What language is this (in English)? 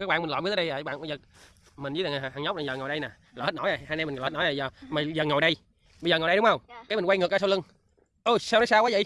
Vietnamese